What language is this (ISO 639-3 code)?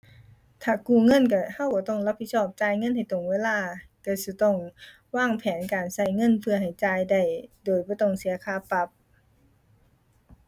tha